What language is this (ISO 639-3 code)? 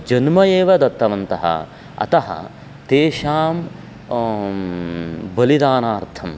san